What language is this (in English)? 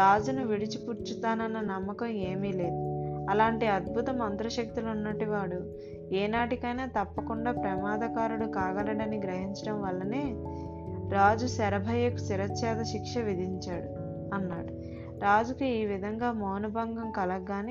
Telugu